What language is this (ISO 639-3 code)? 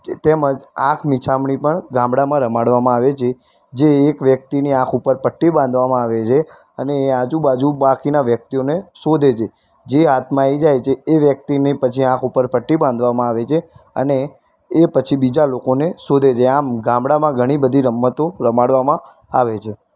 guj